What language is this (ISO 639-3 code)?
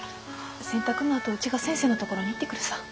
jpn